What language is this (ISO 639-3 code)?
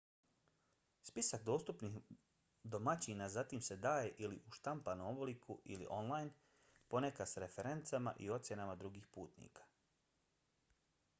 bos